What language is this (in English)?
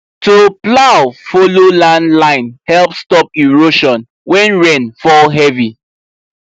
Nigerian Pidgin